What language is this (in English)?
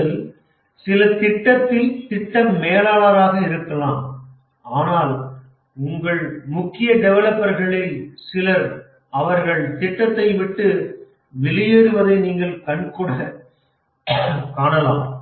Tamil